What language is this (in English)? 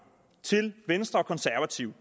Danish